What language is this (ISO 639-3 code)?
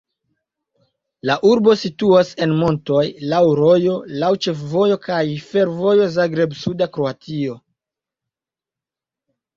epo